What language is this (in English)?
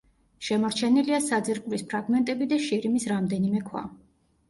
Georgian